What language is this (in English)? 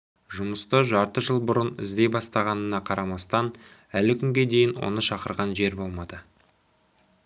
Kazakh